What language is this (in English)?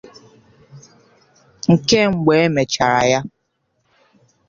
Igbo